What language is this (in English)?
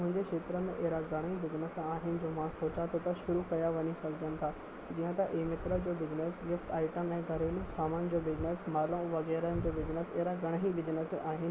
Sindhi